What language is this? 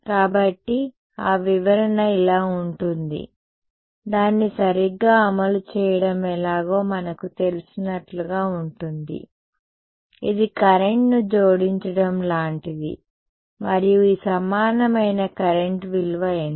Telugu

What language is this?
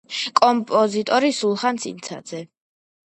Georgian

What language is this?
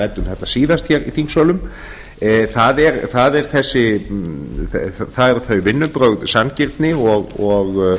Icelandic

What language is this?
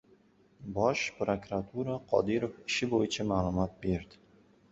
Uzbek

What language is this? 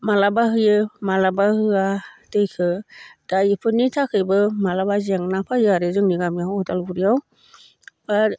Bodo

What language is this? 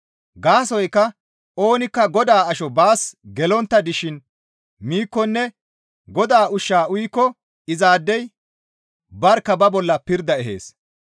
Gamo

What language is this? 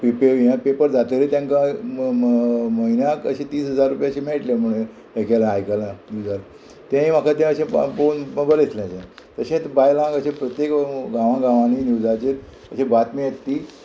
Konkani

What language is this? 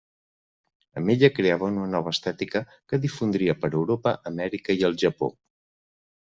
Catalan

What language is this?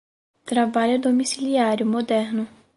Portuguese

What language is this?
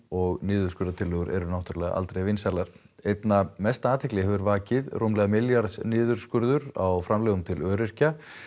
Icelandic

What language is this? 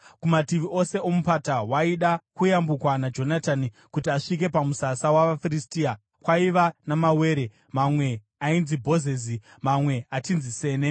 Shona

